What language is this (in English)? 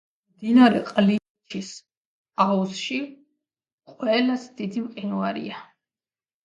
Georgian